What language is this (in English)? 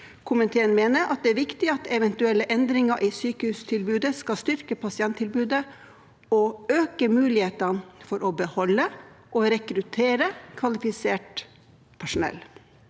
Norwegian